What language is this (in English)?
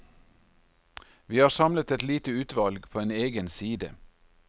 Norwegian